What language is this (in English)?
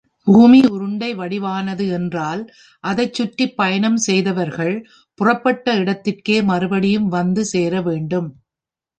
Tamil